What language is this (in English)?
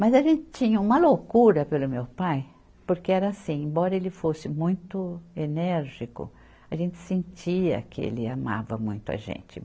Portuguese